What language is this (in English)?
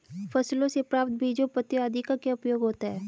Hindi